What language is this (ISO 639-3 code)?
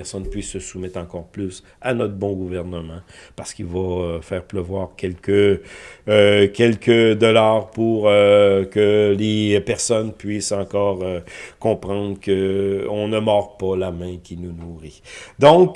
fra